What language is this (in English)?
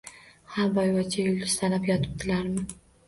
Uzbek